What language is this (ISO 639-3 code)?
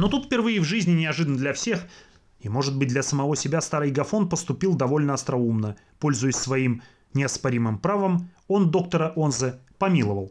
rus